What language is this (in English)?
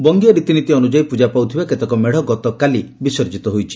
Odia